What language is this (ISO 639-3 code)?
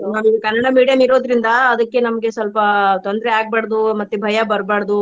kan